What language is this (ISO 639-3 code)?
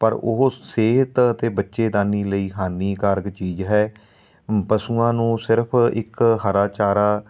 pan